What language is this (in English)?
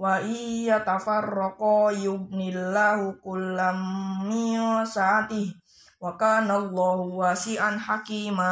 Indonesian